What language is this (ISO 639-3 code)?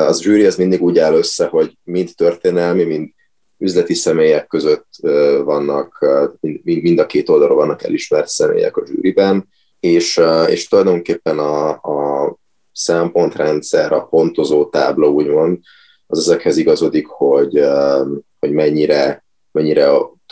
hun